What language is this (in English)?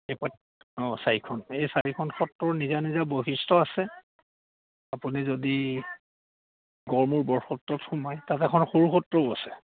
Assamese